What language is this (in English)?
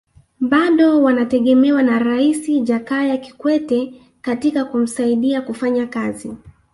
Swahili